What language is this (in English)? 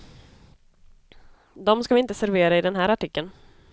Swedish